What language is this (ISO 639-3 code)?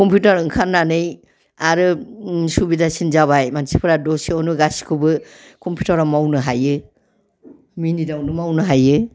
brx